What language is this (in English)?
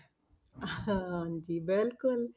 Punjabi